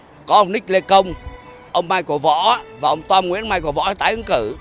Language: Vietnamese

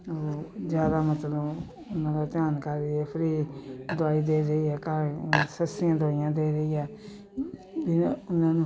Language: Punjabi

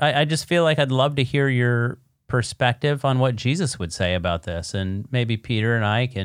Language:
English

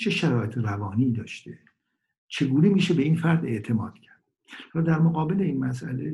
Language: Persian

